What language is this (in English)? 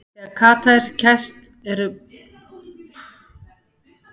Icelandic